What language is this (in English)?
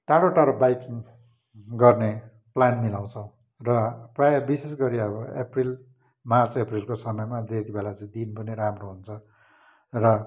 Nepali